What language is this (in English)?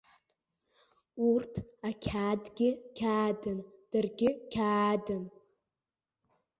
Abkhazian